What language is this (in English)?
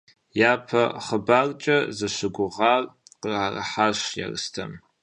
Kabardian